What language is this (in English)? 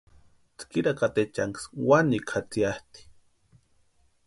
Western Highland Purepecha